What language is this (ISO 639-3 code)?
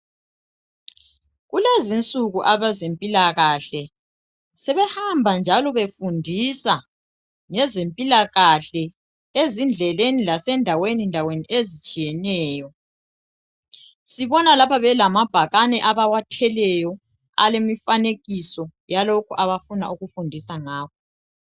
nde